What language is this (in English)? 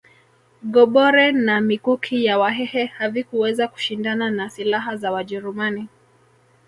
Swahili